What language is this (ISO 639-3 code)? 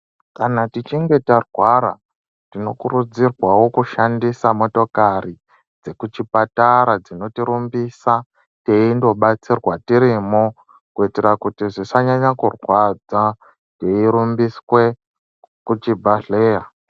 ndc